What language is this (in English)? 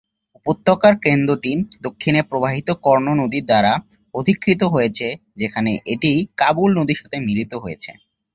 Bangla